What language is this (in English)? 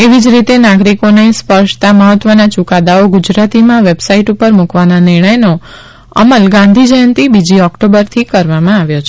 Gujarati